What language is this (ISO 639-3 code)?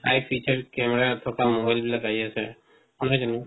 asm